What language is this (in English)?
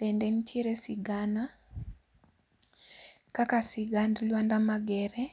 Luo (Kenya and Tanzania)